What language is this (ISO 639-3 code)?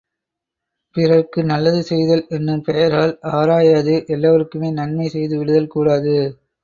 tam